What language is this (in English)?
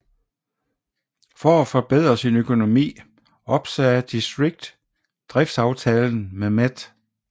Danish